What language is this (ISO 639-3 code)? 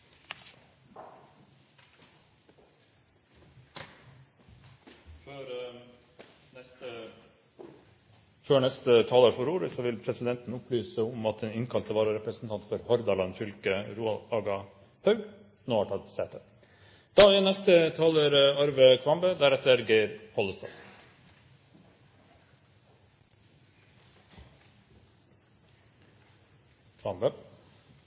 nor